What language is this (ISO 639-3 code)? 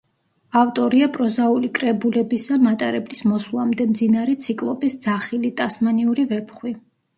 kat